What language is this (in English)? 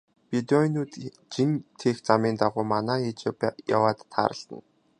Mongolian